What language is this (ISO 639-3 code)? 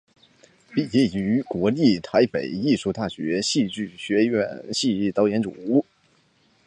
zho